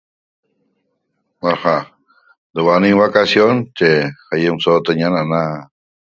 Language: Toba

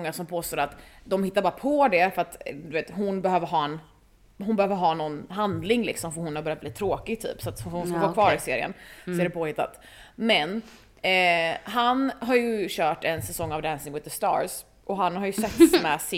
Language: Swedish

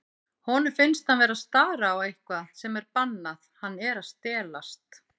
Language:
Icelandic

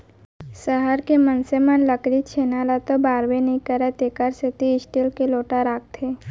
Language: Chhattisgarhi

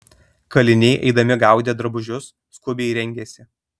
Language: Lithuanian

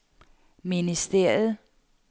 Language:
Danish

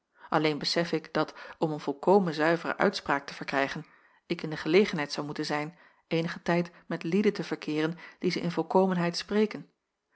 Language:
Dutch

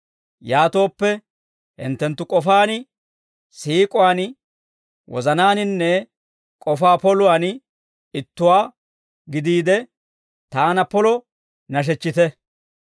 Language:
Dawro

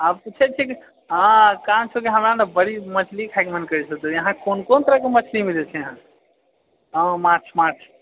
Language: Maithili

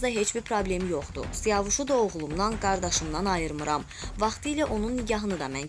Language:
Azerbaijani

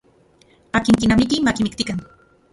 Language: Central Puebla Nahuatl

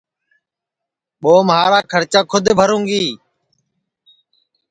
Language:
Sansi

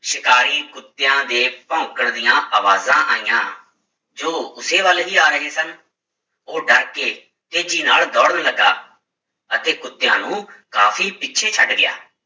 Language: Punjabi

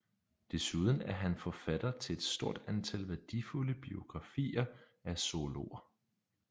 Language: Danish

